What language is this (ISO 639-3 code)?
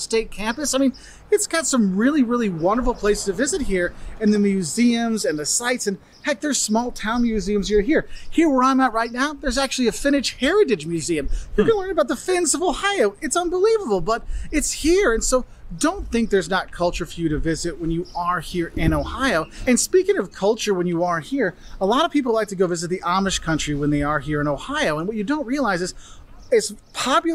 eng